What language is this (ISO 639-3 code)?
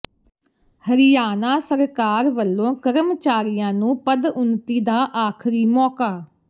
pan